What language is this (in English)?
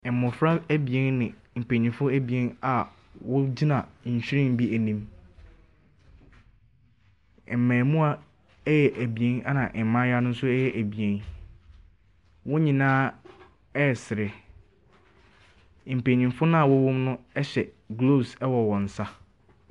Akan